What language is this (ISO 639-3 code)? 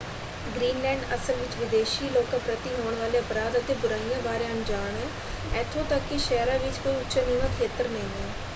pan